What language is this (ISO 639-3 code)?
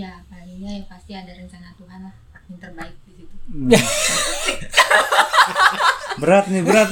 ind